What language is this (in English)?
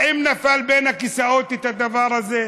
Hebrew